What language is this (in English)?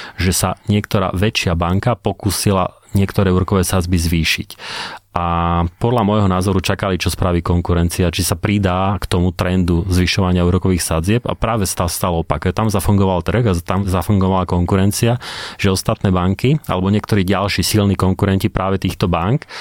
Slovak